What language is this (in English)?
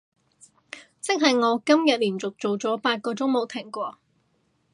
Cantonese